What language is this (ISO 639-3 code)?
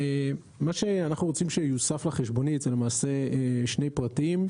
heb